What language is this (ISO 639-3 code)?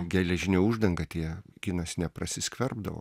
lit